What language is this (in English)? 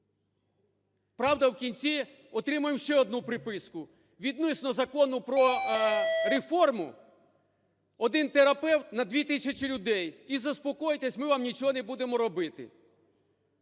Ukrainian